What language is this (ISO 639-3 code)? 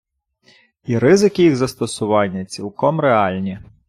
ukr